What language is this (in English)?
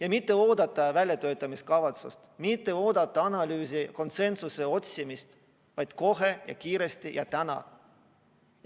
Estonian